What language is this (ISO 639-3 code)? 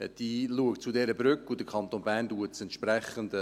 gsw